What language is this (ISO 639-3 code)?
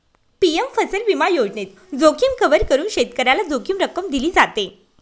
mar